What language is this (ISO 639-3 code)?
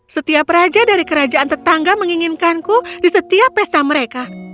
ind